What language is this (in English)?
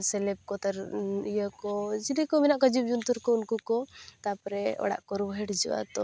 Santali